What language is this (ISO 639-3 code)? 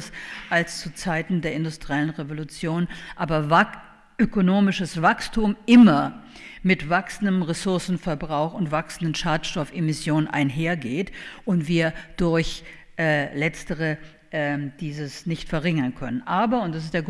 deu